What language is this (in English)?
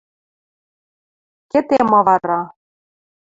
Western Mari